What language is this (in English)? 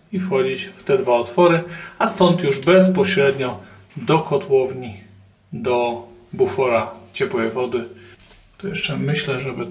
Polish